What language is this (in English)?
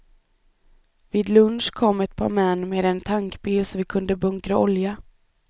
Swedish